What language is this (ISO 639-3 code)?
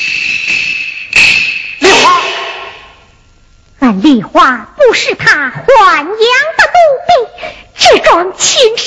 zho